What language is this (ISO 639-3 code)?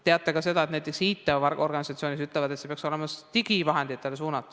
est